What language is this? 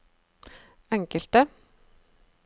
Norwegian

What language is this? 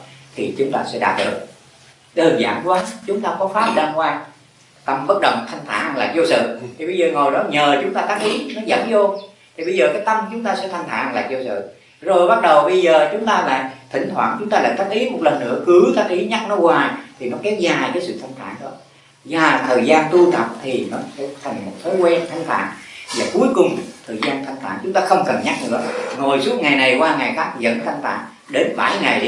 Vietnamese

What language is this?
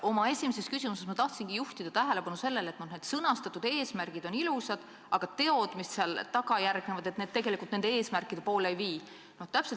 Estonian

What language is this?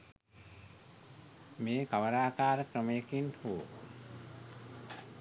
Sinhala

